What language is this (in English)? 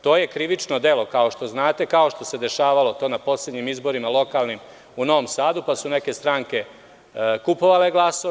Serbian